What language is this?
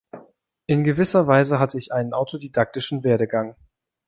German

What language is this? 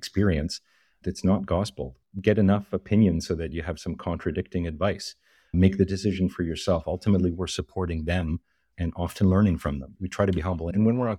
English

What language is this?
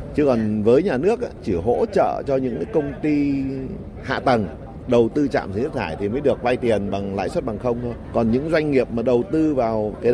Vietnamese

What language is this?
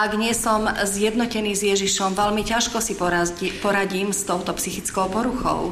Slovak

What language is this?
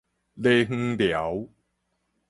Min Nan Chinese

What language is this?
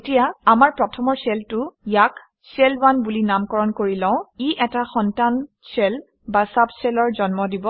Assamese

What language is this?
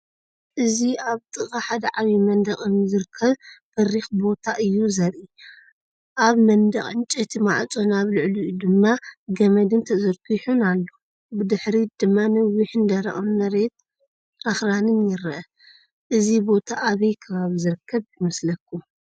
Tigrinya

